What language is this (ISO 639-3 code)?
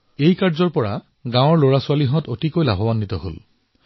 asm